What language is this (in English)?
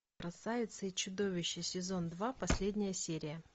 Russian